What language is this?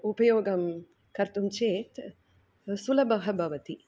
Sanskrit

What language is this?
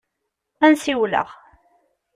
Kabyle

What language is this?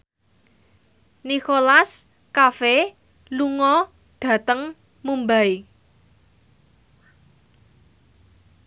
Javanese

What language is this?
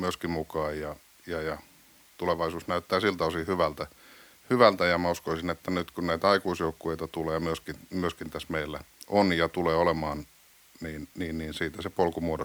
Finnish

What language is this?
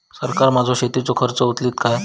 Marathi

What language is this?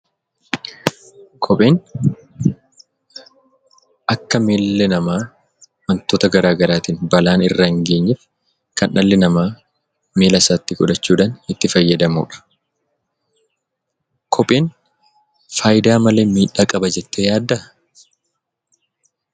Oromo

